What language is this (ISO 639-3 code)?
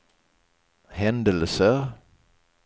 swe